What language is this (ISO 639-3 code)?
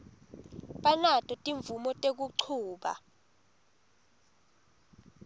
ssw